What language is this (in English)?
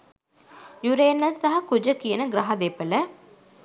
Sinhala